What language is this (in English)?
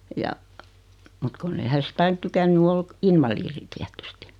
Finnish